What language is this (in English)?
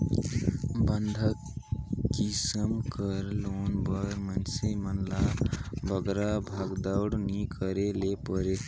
Chhattisgarhi